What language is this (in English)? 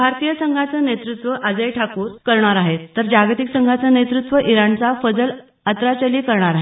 Marathi